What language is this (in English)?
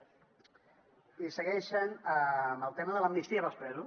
Catalan